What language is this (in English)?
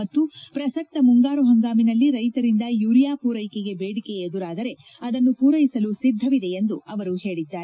Kannada